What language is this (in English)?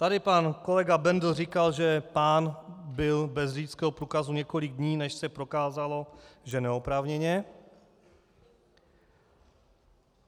Czech